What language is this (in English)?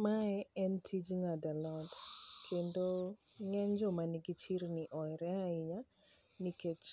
Luo (Kenya and Tanzania)